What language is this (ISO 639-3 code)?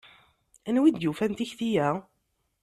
kab